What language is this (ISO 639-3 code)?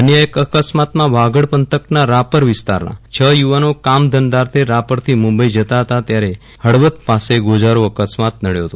guj